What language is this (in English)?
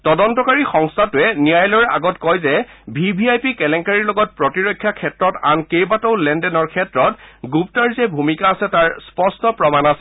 Assamese